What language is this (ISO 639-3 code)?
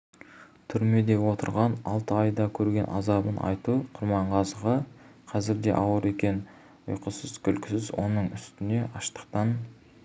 kaz